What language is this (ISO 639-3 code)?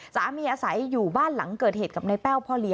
tha